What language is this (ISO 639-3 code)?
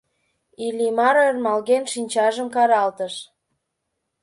chm